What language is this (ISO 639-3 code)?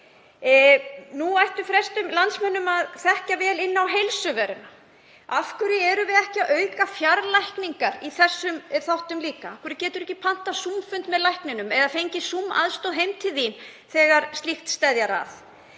isl